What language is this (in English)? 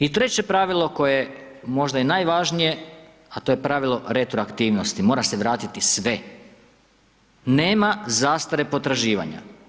Croatian